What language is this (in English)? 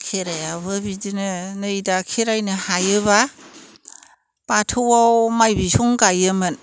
Bodo